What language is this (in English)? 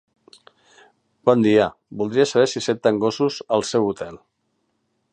Catalan